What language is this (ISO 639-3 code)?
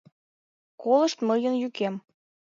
chm